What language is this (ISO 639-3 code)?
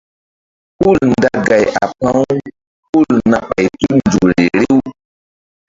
mdd